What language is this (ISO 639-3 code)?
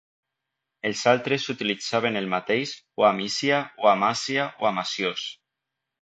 cat